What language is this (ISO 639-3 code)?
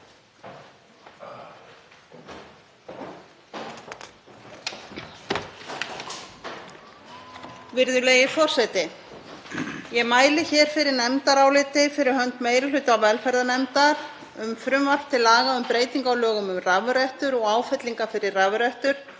isl